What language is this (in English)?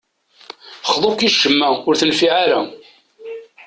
Kabyle